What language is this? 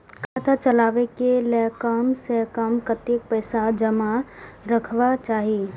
Maithili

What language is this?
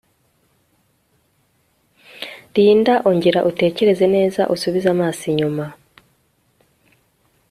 Kinyarwanda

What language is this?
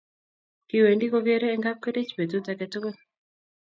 Kalenjin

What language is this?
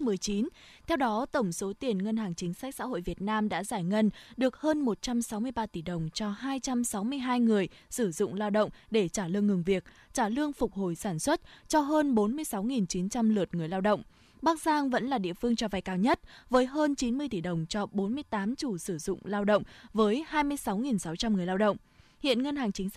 Vietnamese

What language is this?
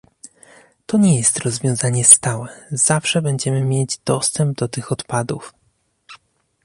Polish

